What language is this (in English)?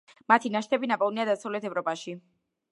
Georgian